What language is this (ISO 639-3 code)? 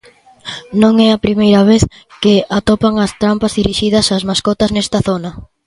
glg